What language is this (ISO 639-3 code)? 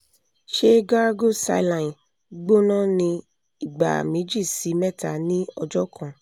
yor